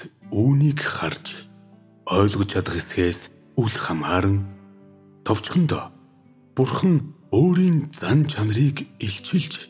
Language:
Turkish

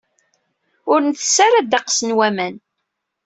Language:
Kabyle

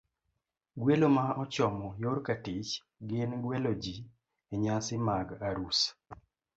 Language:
Luo (Kenya and Tanzania)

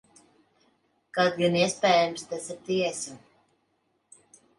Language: Latvian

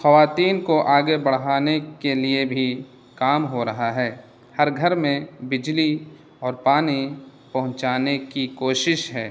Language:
Urdu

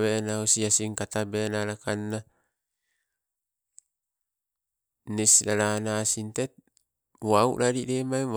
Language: Sibe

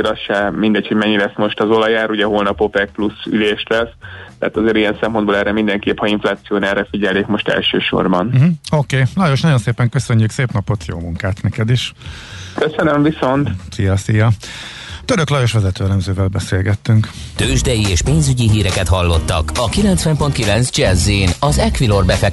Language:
Hungarian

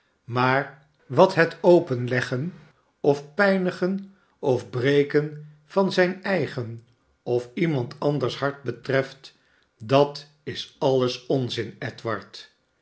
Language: Dutch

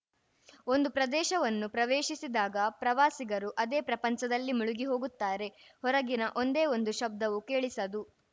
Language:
Kannada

